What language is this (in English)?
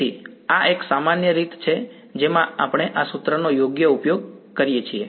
Gujarati